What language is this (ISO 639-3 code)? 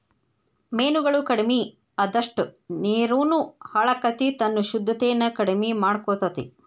kan